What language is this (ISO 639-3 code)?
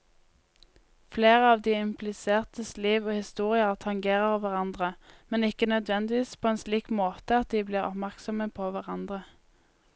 nor